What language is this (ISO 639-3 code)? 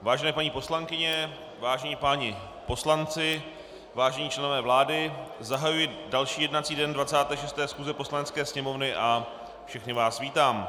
ces